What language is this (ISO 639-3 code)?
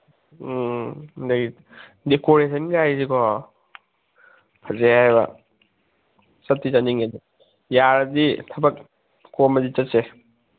mni